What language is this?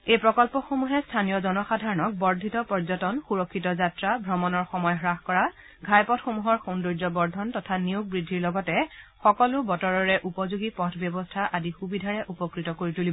Assamese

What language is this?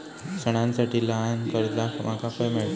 Marathi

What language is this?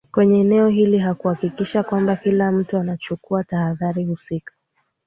Swahili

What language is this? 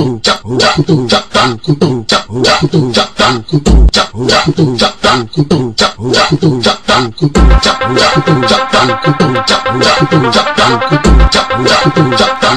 Portuguese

